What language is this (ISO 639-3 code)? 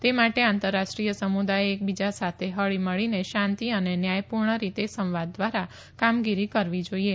guj